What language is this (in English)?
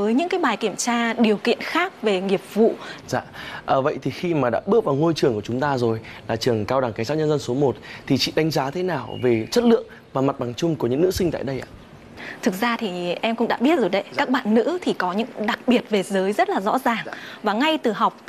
Vietnamese